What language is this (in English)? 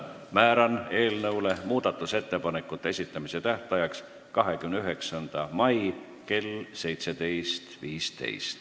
Estonian